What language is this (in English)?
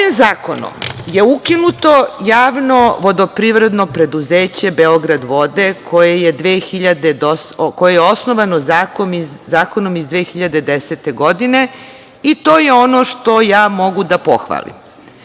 Serbian